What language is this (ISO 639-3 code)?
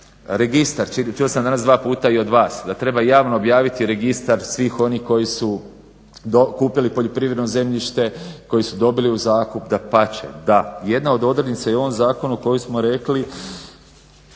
hrv